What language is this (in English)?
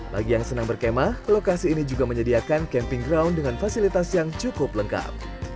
Indonesian